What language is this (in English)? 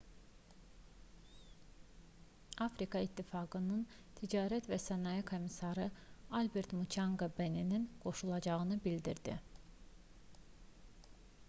Azerbaijani